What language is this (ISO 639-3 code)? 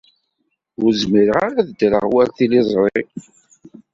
kab